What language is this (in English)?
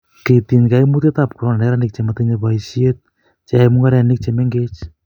Kalenjin